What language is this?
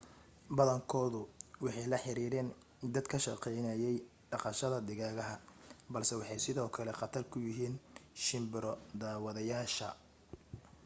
Somali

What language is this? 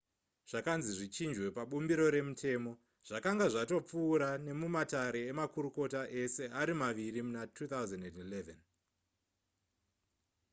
Shona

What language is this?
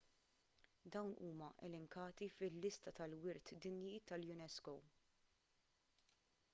Maltese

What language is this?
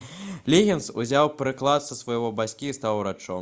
Belarusian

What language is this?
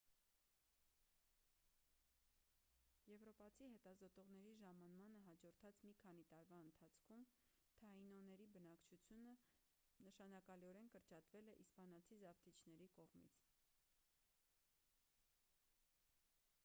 Armenian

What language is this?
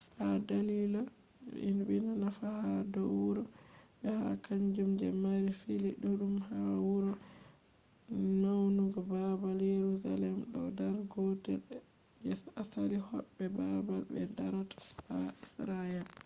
Fula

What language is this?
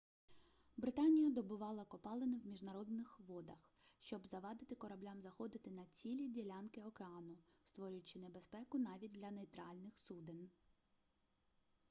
Ukrainian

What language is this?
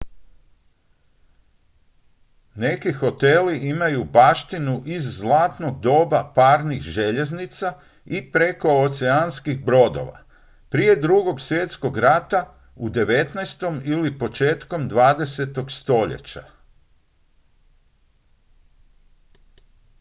Croatian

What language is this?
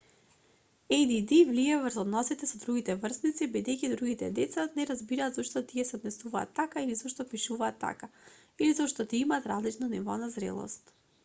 Macedonian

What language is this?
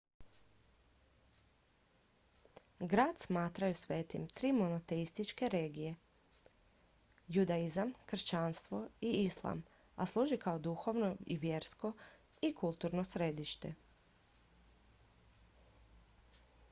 Croatian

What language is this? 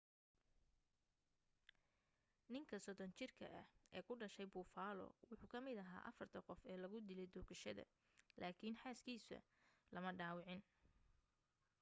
Somali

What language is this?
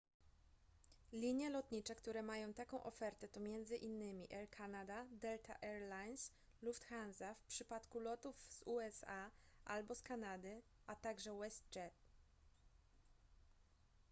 Polish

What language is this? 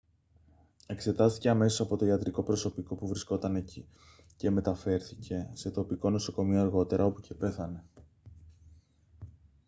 Greek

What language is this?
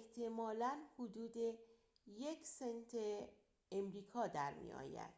Persian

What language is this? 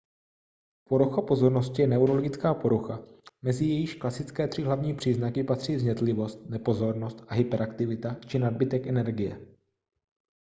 Czech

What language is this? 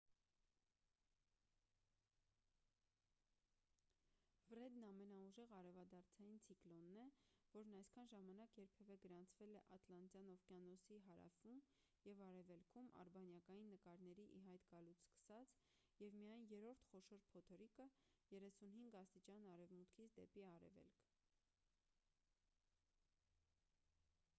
Armenian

